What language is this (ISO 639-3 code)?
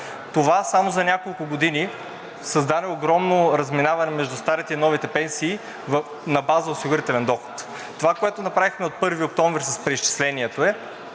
bul